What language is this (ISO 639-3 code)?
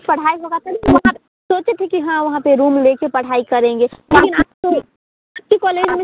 hin